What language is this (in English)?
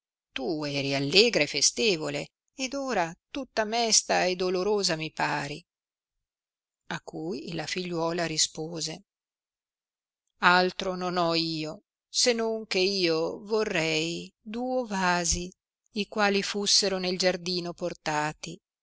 Italian